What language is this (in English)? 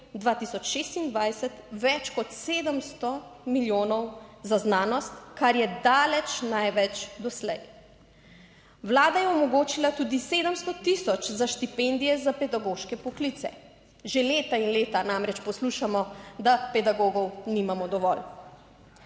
Slovenian